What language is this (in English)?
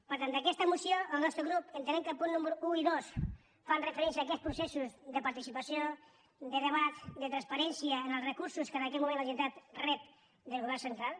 Catalan